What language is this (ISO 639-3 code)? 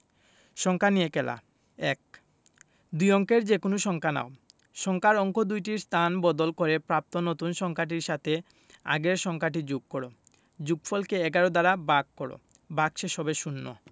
ben